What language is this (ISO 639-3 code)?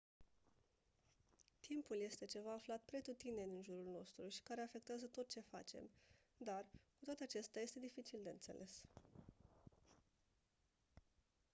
ron